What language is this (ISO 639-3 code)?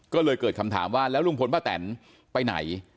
tha